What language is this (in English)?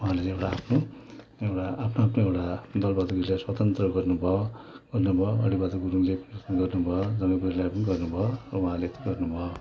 Nepali